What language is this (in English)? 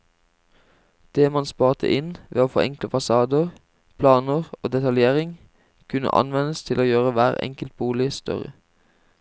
Norwegian